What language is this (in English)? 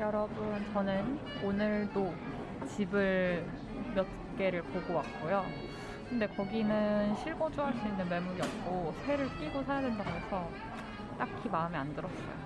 Korean